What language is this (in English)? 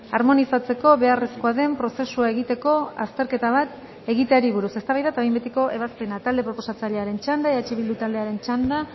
Basque